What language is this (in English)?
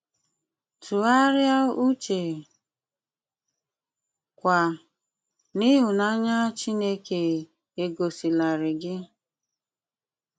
Igbo